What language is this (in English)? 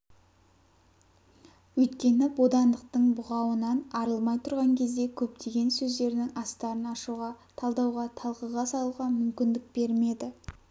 Kazakh